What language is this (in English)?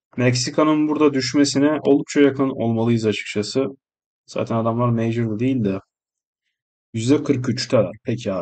Turkish